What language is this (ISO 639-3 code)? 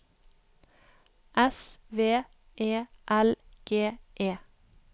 nor